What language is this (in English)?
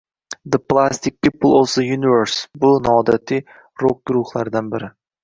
Uzbek